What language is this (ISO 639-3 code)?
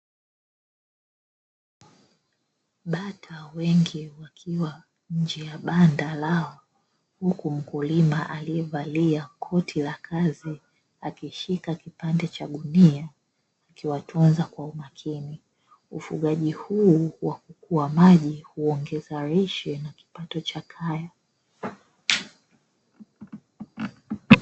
swa